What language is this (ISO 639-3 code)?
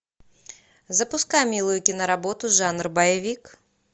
rus